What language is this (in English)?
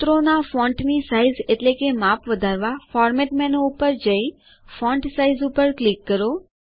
Gujarati